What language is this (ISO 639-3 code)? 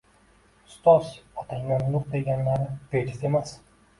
uzb